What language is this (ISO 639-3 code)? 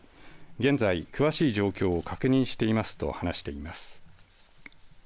jpn